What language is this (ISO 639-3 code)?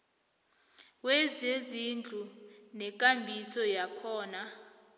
nbl